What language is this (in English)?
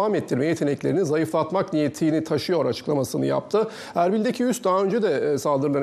Turkish